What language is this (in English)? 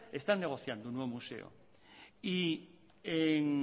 Spanish